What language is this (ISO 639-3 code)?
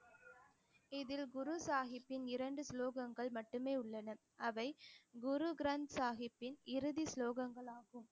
tam